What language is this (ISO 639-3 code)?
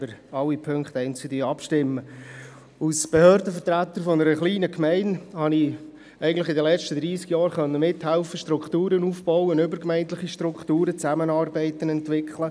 gsw